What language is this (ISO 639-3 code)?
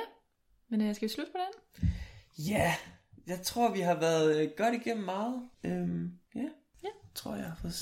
dan